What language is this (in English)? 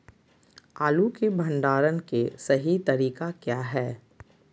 Magahi